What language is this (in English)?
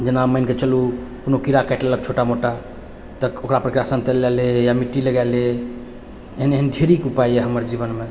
Maithili